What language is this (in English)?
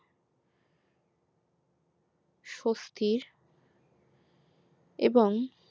Bangla